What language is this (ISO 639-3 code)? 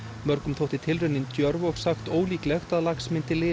isl